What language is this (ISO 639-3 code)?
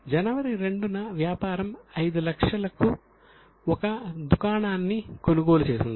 tel